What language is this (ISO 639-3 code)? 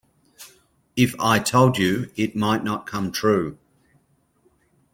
eng